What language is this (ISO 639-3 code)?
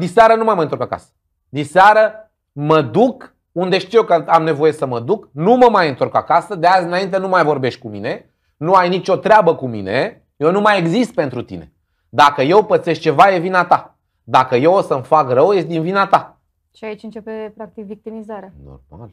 ron